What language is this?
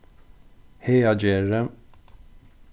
Faroese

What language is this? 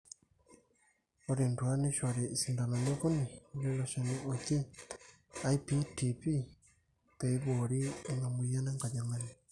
Masai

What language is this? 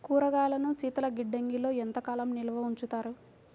Telugu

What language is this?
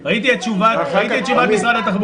Hebrew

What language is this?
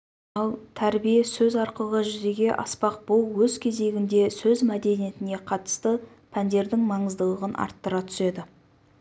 Kazakh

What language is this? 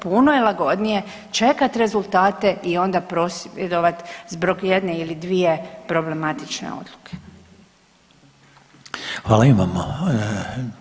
Croatian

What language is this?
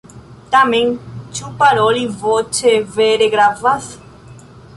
Esperanto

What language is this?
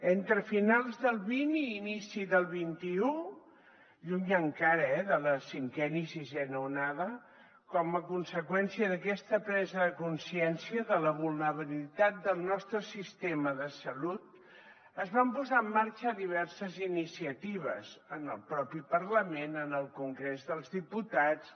Catalan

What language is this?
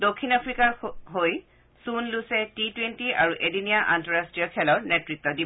Assamese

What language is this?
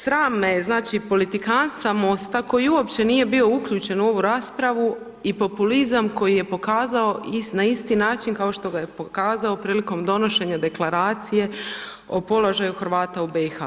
Croatian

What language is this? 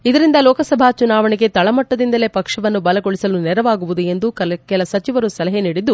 Kannada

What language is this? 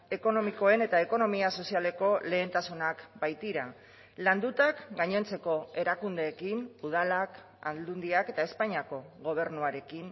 Basque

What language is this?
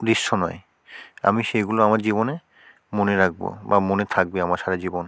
Bangla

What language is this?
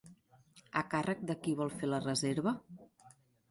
Catalan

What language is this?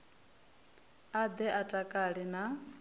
Venda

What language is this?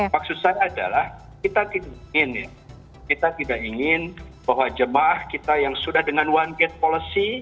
Indonesian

